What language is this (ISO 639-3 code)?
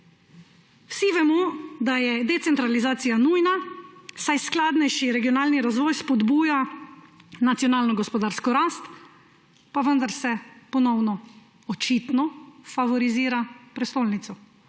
slv